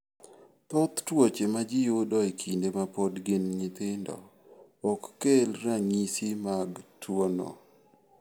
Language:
Luo (Kenya and Tanzania)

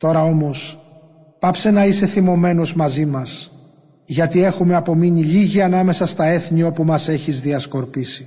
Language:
Greek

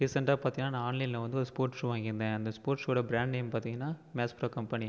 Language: Tamil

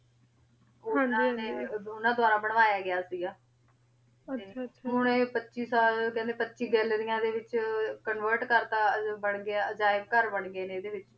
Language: Punjabi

